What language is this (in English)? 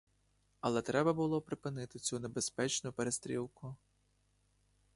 Ukrainian